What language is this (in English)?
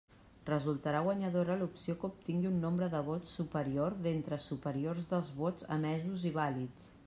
Catalan